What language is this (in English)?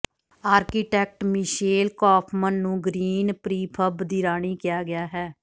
Punjabi